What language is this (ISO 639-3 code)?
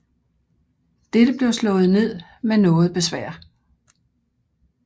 dan